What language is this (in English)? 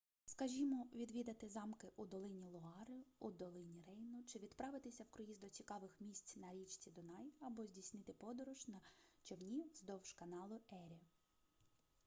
Ukrainian